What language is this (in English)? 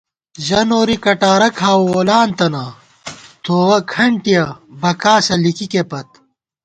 Gawar-Bati